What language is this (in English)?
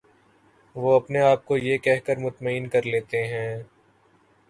Urdu